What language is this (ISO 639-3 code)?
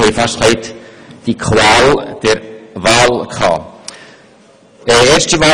gsw